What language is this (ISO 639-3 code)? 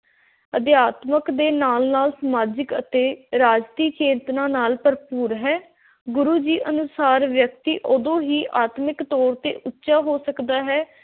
pan